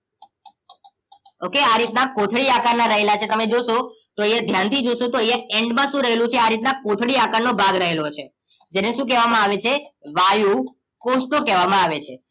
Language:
Gujarati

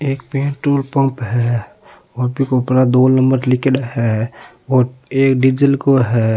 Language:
Rajasthani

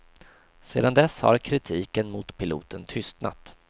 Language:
Swedish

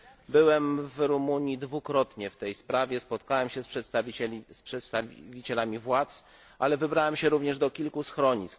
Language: Polish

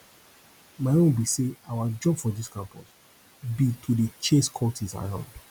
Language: Nigerian Pidgin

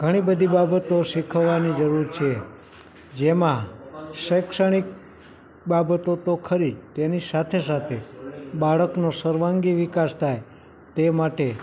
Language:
Gujarati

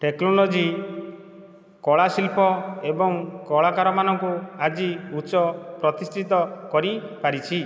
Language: Odia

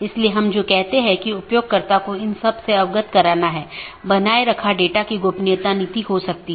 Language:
Hindi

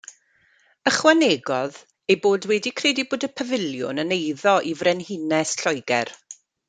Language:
Welsh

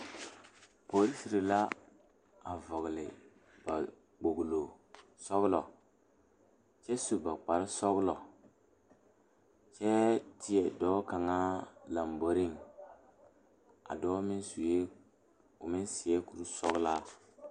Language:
Southern Dagaare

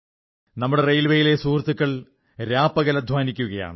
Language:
Malayalam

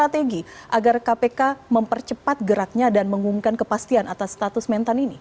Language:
Indonesian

